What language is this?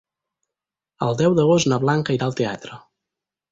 Catalan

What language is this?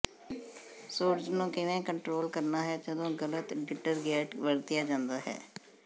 Punjabi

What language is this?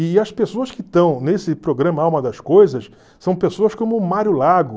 Portuguese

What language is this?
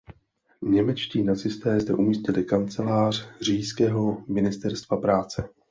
Czech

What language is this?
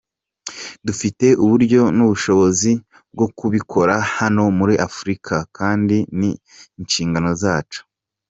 Kinyarwanda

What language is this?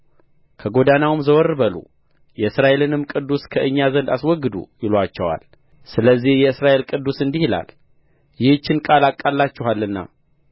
Amharic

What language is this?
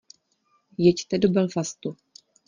Czech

